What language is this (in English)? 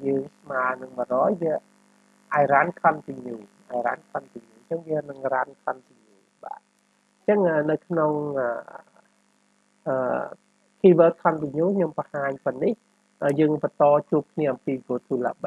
Vietnamese